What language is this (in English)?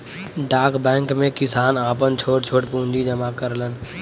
Bhojpuri